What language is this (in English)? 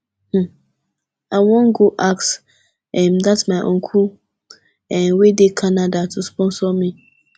Nigerian Pidgin